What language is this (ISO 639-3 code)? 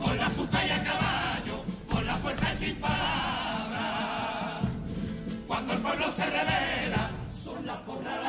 spa